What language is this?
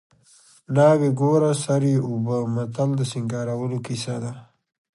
Pashto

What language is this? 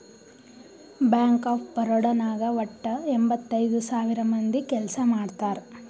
Kannada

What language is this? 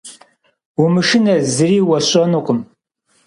Kabardian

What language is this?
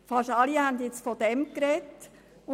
Swiss German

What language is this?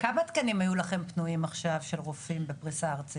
Hebrew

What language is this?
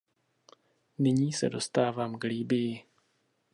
Czech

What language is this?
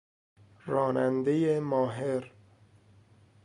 Persian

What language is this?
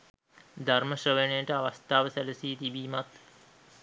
Sinhala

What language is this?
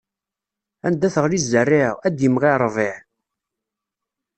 Kabyle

